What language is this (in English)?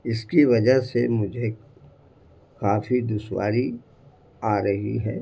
Urdu